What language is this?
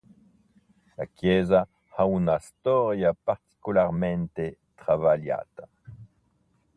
Italian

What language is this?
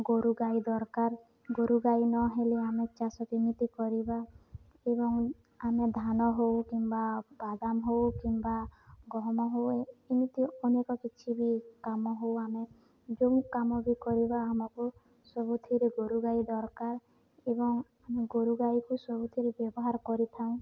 Odia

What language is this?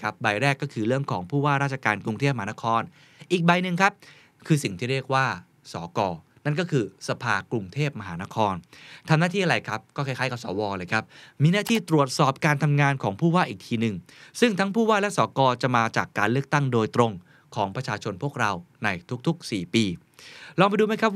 Thai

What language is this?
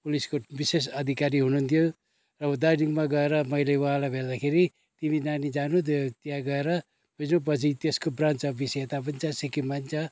Nepali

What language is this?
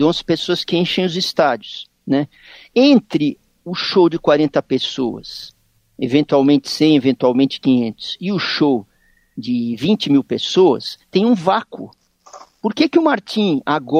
Portuguese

